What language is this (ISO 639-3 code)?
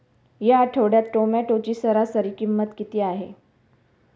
mar